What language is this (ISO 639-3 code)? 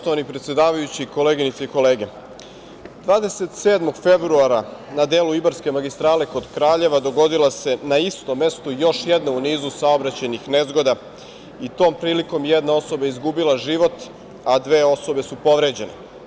srp